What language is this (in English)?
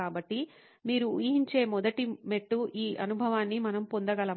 Telugu